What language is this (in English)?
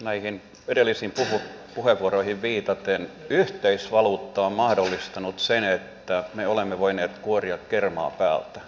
Finnish